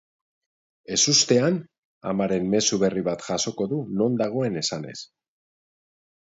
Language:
Basque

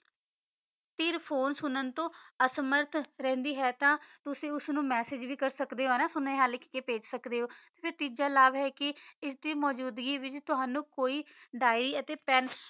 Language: Punjabi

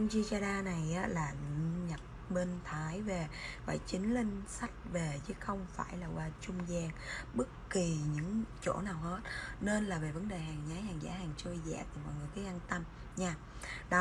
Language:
Vietnamese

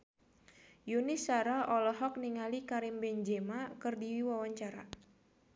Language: Sundanese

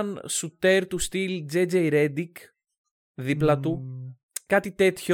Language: Greek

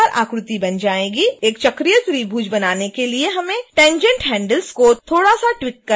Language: Hindi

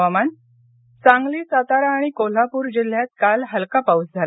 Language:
Marathi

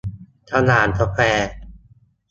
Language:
Thai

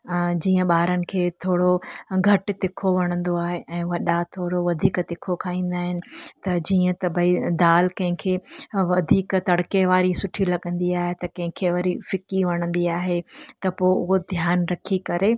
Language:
Sindhi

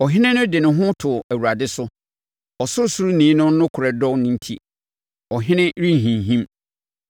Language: Akan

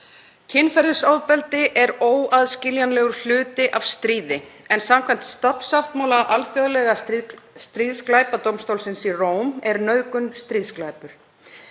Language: Icelandic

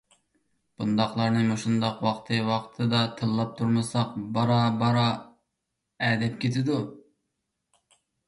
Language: Uyghur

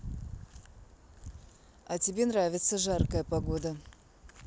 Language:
Russian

